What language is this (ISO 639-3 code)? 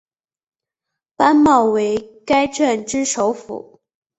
zho